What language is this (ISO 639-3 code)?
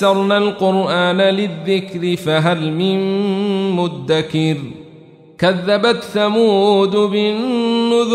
ara